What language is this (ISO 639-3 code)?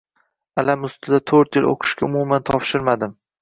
uzb